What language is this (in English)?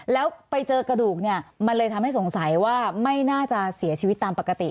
Thai